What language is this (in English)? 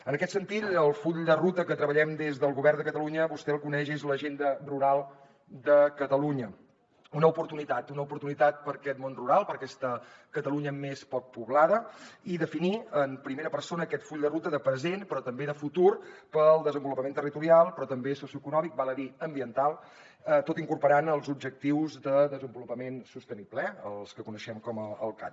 Catalan